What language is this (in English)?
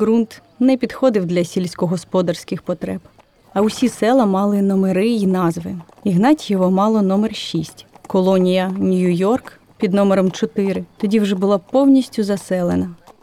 Ukrainian